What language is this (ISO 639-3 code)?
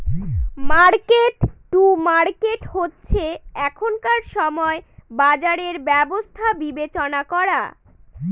ben